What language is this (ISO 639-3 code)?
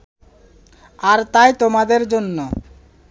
ben